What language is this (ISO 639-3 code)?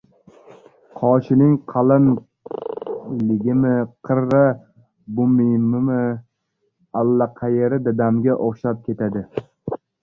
uzb